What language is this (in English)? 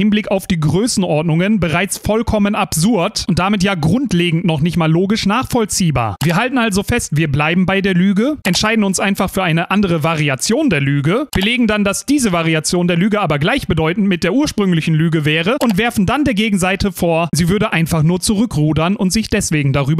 German